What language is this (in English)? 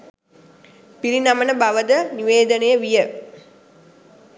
Sinhala